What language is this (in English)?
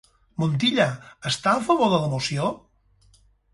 Catalan